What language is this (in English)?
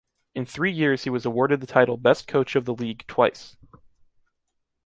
English